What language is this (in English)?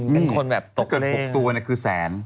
Thai